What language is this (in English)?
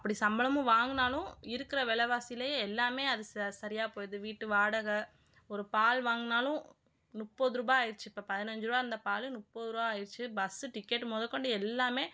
Tamil